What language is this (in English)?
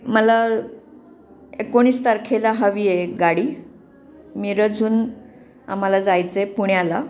Marathi